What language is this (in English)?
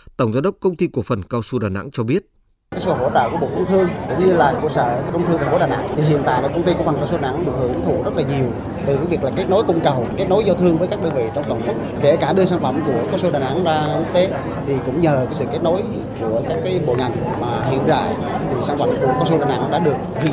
Vietnamese